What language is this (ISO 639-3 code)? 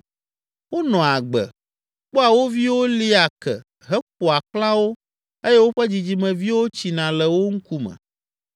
ewe